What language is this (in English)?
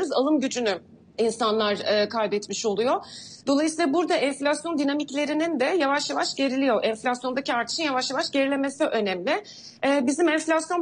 Turkish